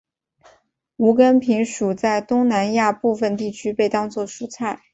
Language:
Chinese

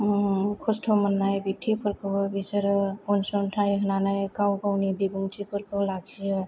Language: Bodo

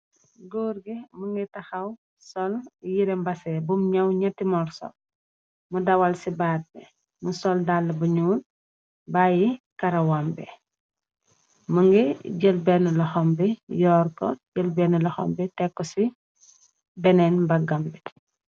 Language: Wolof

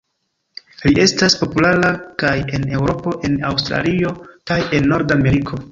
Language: Esperanto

